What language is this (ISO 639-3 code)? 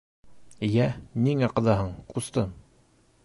bak